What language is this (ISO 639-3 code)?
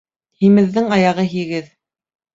bak